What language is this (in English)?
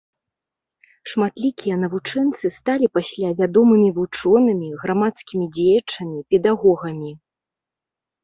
Belarusian